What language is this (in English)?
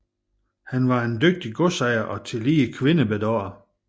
Danish